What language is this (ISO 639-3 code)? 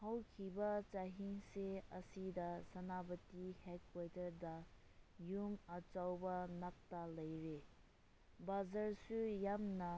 mni